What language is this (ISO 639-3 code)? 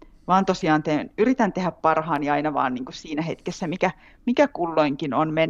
fin